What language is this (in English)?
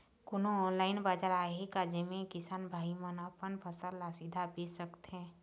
Chhattisgarhi